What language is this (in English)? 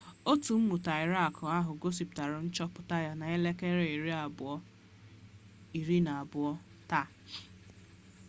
Igbo